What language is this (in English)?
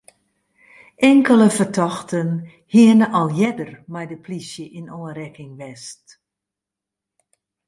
Western Frisian